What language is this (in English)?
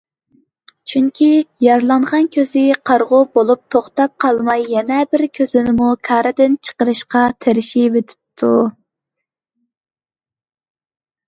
Uyghur